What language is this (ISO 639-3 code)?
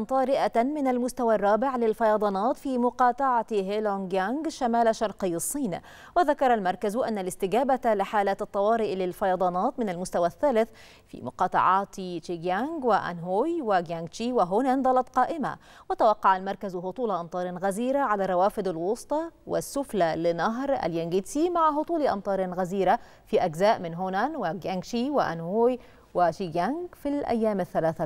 ara